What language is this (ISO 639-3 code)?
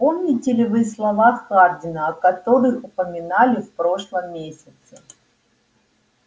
rus